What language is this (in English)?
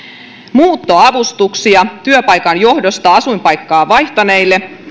Finnish